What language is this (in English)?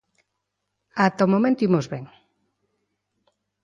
Galician